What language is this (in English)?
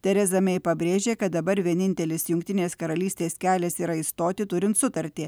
Lithuanian